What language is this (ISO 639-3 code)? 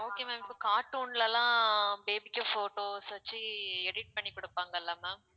tam